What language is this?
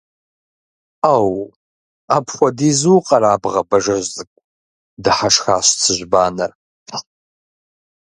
Kabardian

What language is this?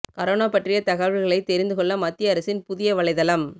Tamil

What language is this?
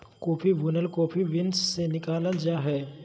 Magahi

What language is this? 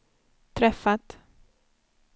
Swedish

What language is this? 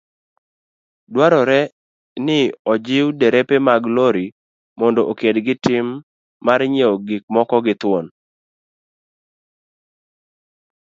Luo (Kenya and Tanzania)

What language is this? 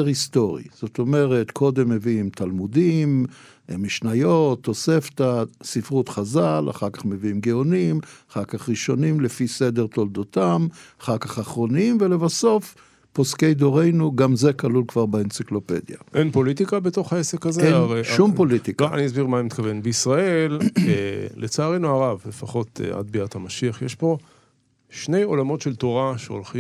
Hebrew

